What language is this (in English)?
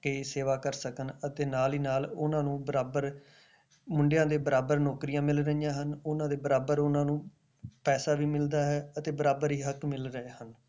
Punjabi